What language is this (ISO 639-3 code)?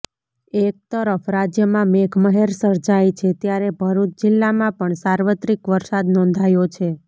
guj